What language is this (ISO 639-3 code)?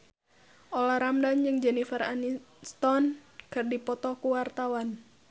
sun